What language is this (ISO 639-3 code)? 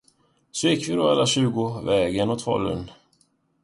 swe